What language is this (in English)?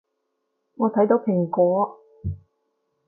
Cantonese